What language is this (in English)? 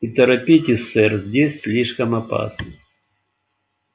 Russian